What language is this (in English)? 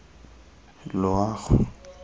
Tswana